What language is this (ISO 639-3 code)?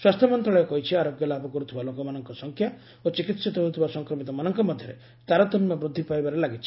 ori